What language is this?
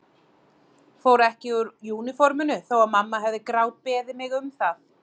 Icelandic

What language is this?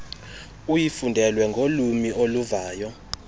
Xhosa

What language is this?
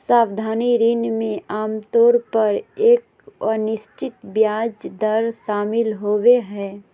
Magahi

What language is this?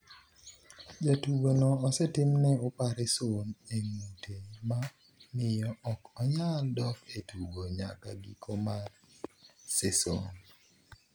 Luo (Kenya and Tanzania)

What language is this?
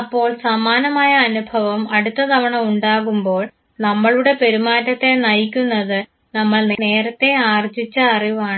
Malayalam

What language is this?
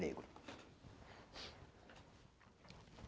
Portuguese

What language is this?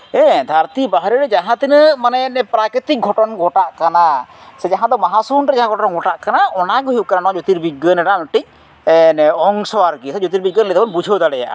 Santali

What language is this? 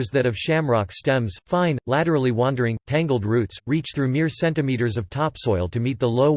English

